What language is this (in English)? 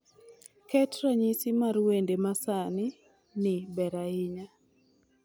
Luo (Kenya and Tanzania)